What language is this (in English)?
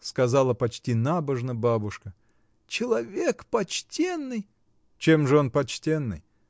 Russian